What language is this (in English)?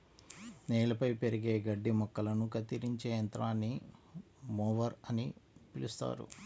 Telugu